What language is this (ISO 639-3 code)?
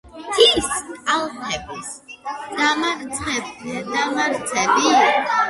kat